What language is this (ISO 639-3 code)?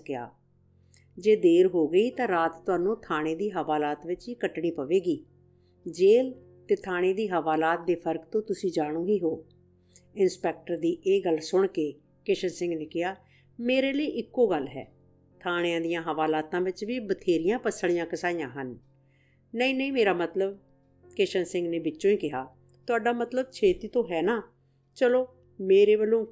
hin